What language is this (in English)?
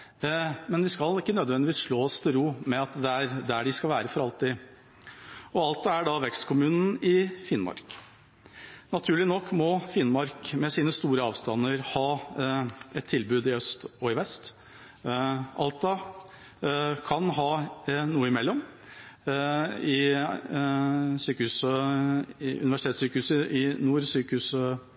Norwegian Bokmål